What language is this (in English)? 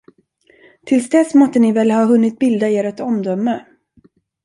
Swedish